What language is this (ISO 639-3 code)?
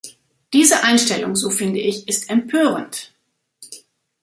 deu